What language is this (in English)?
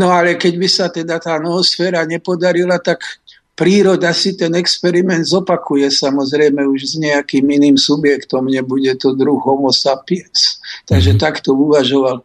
Slovak